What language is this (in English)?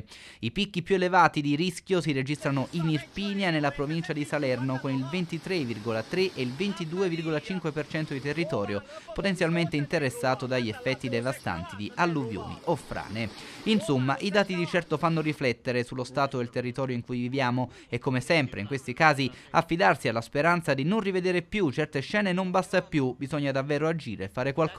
Italian